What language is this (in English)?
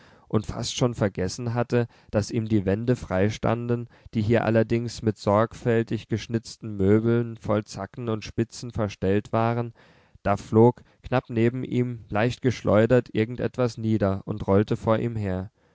German